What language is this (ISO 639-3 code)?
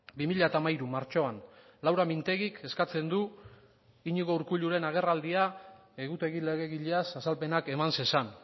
eus